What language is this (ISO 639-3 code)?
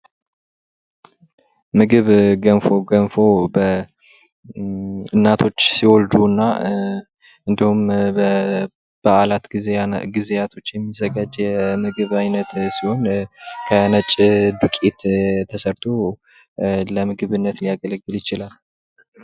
amh